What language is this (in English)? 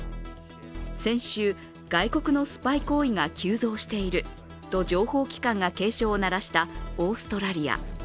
Japanese